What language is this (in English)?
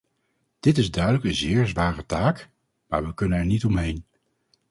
Dutch